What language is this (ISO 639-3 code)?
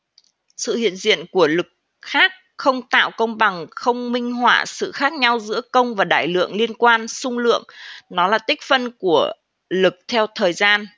vie